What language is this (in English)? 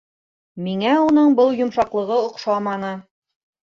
Bashkir